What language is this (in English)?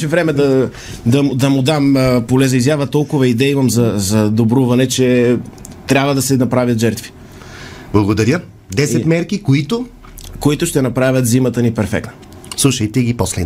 Bulgarian